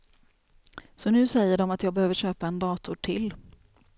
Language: Swedish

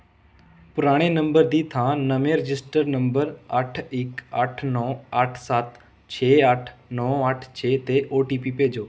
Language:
Punjabi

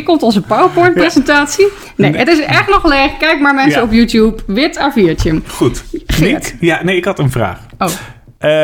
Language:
Dutch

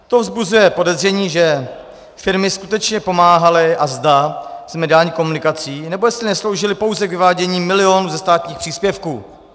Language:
Czech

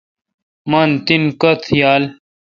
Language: Kalkoti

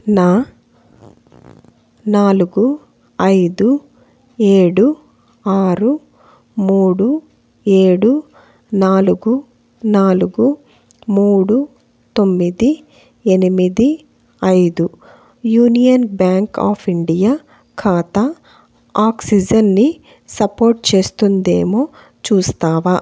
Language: Telugu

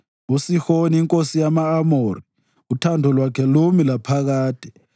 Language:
North Ndebele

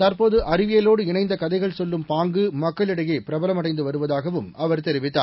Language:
Tamil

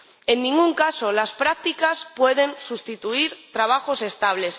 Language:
Spanish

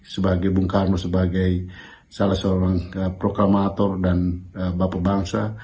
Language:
Indonesian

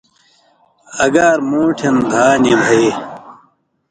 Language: Indus Kohistani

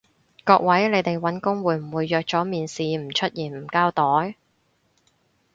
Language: Cantonese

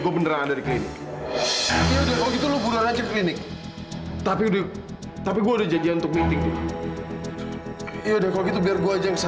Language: Indonesian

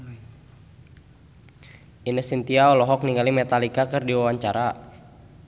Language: Sundanese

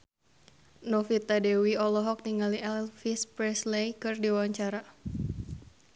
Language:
Sundanese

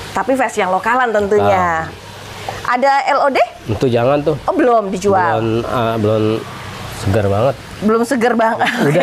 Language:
Indonesian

